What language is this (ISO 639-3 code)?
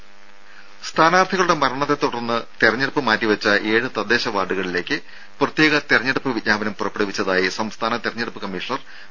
mal